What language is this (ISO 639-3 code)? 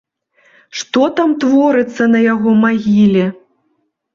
bel